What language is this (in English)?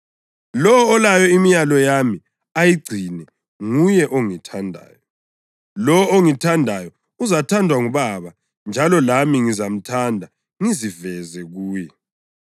North Ndebele